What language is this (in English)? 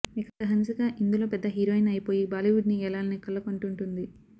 Telugu